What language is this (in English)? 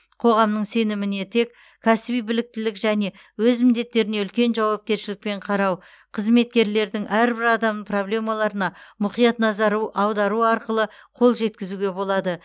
Kazakh